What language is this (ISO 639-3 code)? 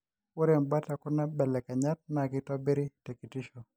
mas